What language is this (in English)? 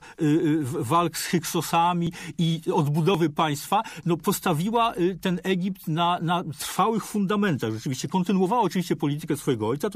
Polish